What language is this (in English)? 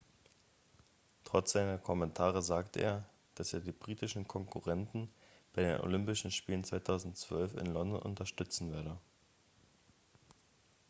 German